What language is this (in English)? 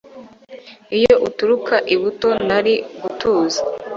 Kinyarwanda